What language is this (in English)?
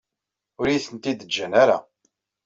Kabyle